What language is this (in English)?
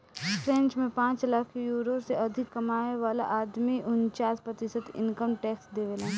Bhojpuri